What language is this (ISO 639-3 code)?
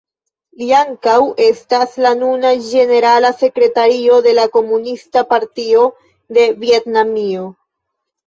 epo